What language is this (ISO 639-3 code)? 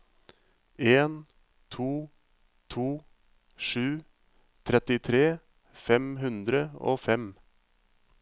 nor